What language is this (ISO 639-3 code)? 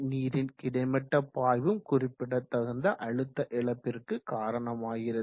tam